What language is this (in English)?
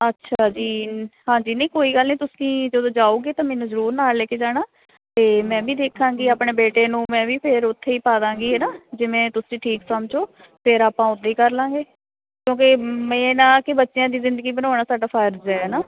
Punjabi